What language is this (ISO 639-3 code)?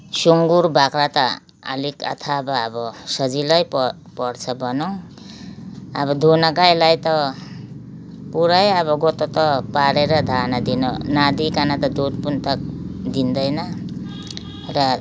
nep